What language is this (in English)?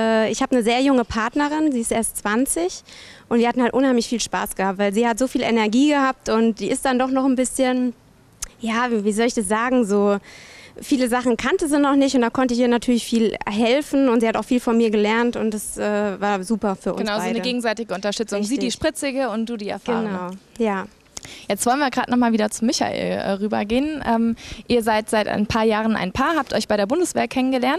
German